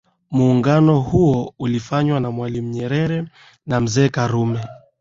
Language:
Swahili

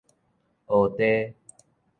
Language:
Min Nan Chinese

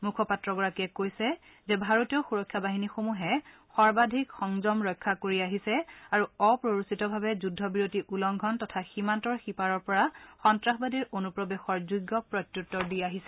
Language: Assamese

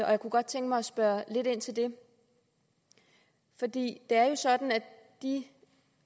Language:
Danish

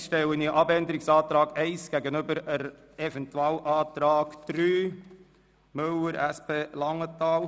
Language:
Swiss German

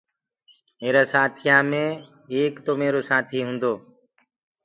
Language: Gurgula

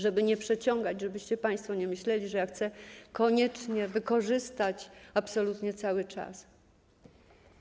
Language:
Polish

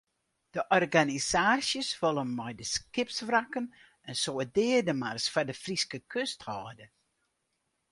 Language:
Western Frisian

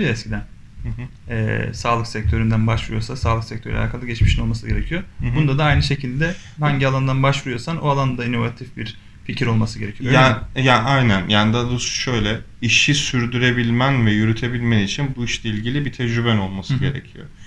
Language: Turkish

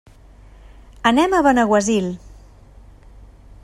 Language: Catalan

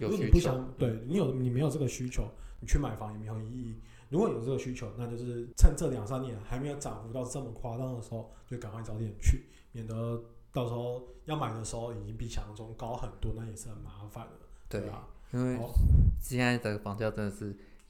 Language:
Chinese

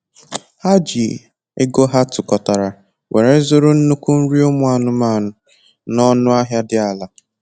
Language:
Igbo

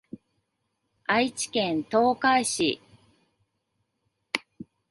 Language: Japanese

